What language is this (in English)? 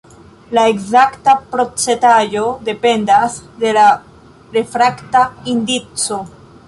Esperanto